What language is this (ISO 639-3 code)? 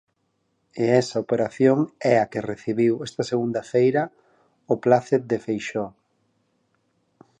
glg